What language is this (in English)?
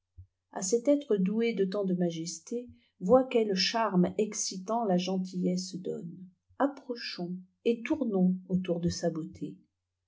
French